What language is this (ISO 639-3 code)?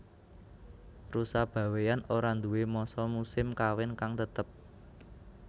jav